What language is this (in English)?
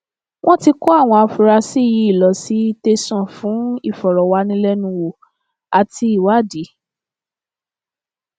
Yoruba